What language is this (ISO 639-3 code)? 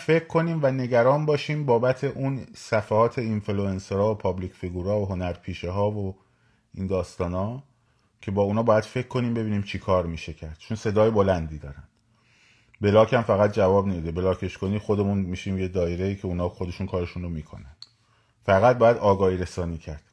fas